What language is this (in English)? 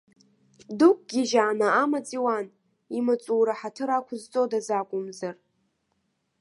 Abkhazian